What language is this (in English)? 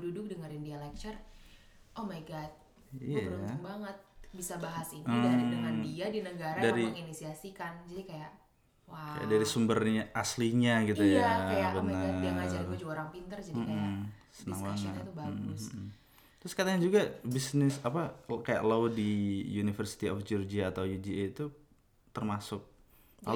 Indonesian